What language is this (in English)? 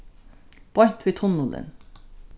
Faroese